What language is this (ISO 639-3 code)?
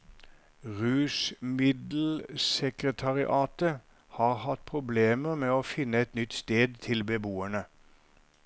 nor